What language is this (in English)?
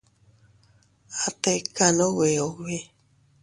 Teutila Cuicatec